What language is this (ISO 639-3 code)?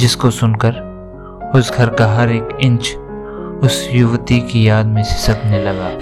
hin